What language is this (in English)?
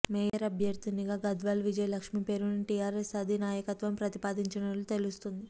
Telugu